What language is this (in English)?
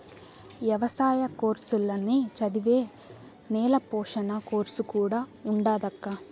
Telugu